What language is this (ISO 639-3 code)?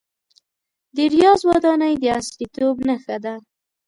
pus